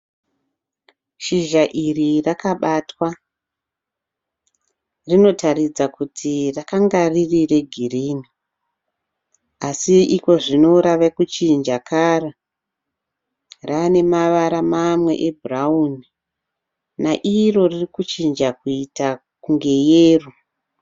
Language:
Shona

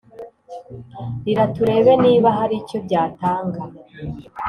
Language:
Kinyarwanda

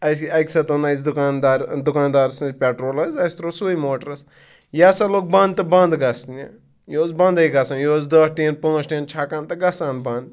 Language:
Kashmiri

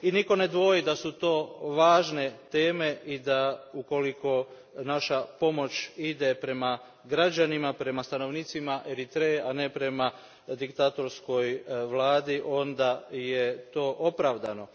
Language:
Croatian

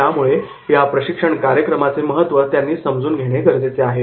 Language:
Marathi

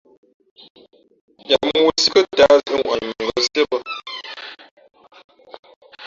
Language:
Fe'fe'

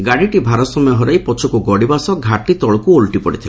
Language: Odia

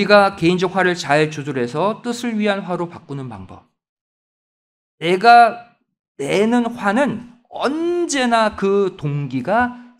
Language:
Korean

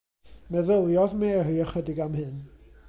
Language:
Welsh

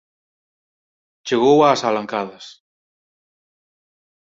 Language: Galician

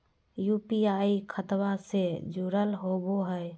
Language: Magahi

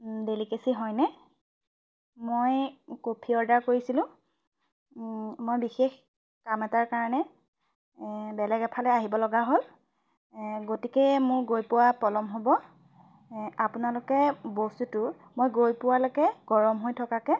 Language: Assamese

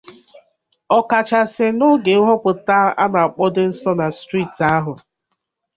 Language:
Igbo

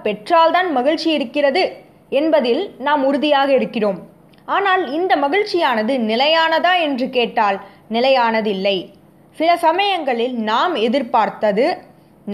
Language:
Tamil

